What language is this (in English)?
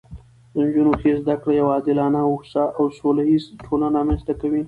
Pashto